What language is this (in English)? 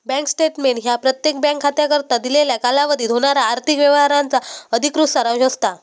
Marathi